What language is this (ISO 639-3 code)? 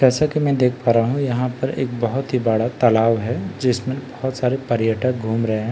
hin